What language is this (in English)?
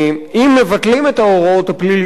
Hebrew